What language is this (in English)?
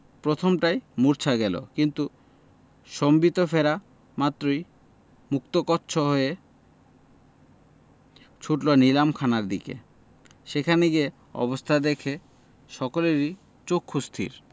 Bangla